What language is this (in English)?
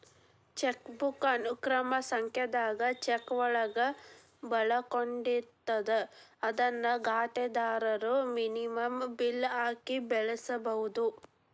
Kannada